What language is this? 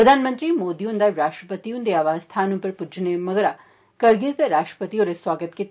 Dogri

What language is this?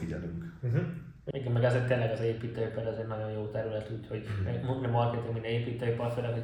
Hungarian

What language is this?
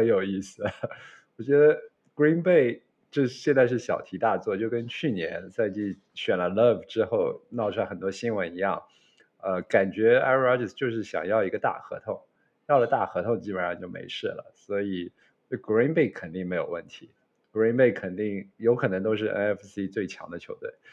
Chinese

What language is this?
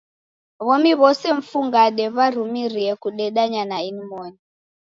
Taita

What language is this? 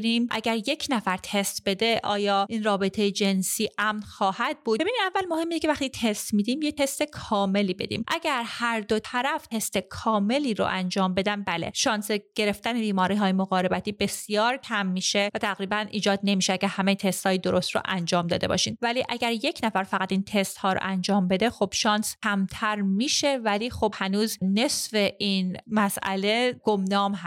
Persian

